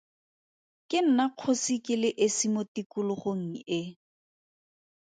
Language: Tswana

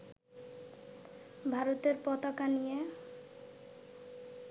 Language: Bangla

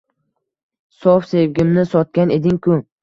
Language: Uzbek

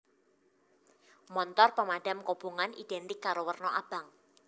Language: Javanese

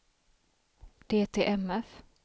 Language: Swedish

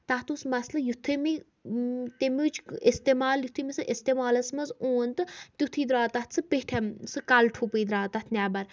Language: Kashmiri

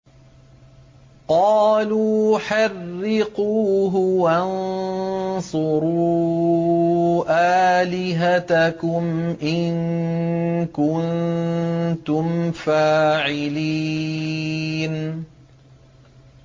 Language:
Arabic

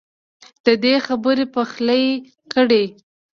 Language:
Pashto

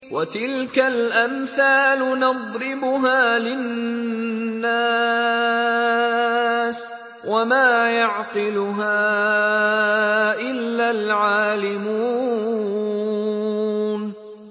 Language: Arabic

